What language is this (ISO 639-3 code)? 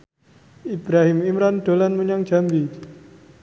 jav